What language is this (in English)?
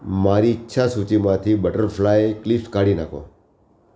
Gujarati